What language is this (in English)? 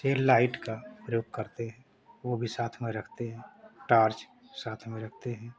Hindi